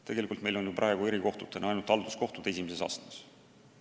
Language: Estonian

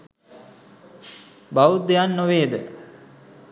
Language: Sinhala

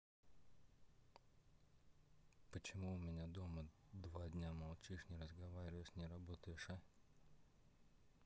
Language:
Russian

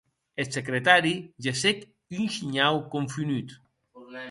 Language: Occitan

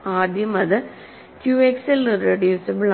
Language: Malayalam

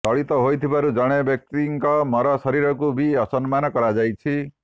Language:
Odia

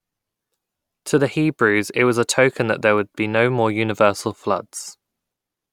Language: English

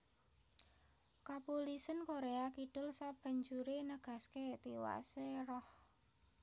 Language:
Javanese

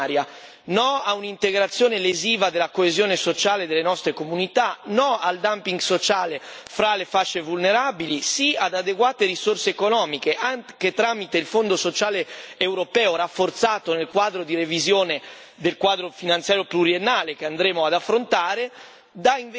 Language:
Italian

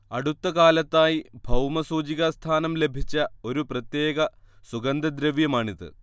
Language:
Malayalam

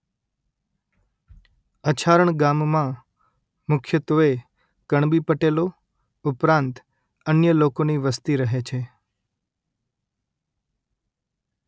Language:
Gujarati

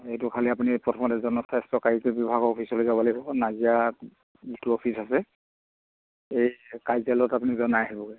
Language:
Assamese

